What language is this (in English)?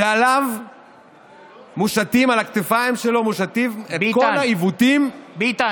Hebrew